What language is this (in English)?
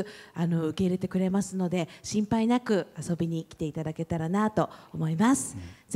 Japanese